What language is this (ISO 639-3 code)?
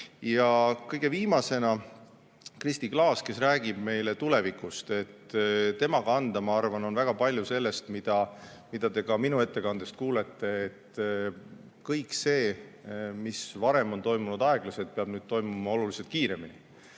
est